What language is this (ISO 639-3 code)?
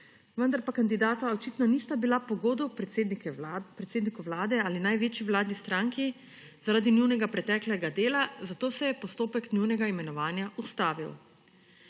slv